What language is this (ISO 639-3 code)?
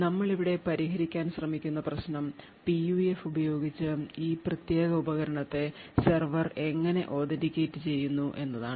mal